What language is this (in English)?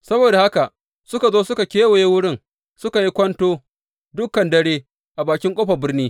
Hausa